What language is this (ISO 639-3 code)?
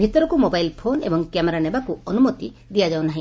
ori